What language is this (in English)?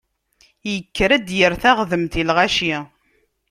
Kabyle